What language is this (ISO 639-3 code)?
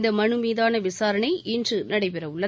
tam